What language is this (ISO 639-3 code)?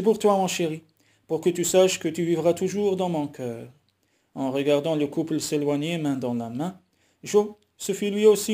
fra